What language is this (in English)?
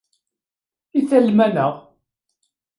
Kabyle